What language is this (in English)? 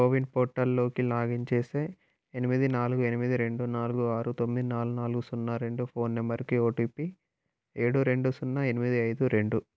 Telugu